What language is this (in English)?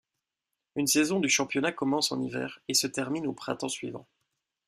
French